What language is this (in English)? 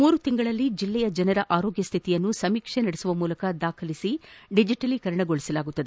Kannada